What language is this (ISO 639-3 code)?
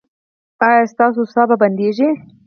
pus